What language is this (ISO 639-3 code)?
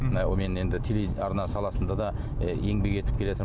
kaz